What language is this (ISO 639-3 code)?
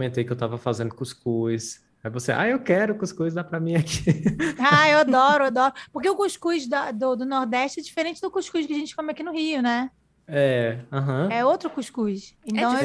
por